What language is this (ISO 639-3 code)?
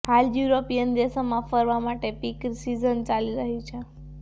guj